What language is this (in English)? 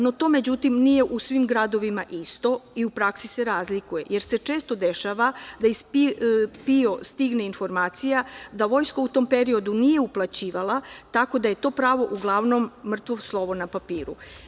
Serbian